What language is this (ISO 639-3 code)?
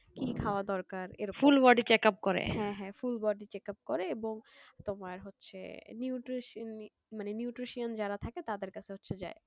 ben